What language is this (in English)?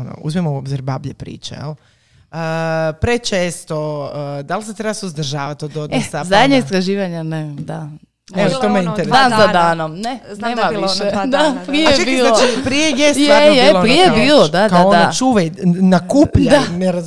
Croatian